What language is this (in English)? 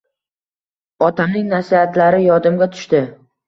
Uzbek